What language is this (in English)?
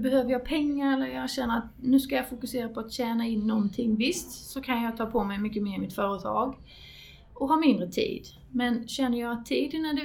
Swedish